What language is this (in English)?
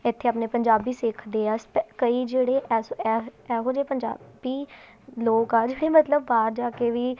Punjabi